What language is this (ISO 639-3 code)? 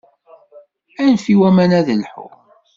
kab